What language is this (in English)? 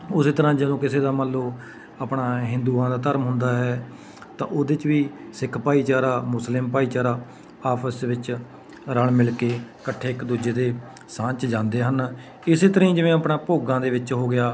Punjabi